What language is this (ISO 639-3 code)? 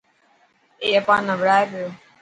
mki